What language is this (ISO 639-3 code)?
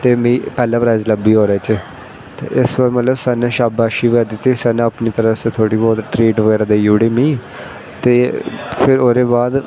doi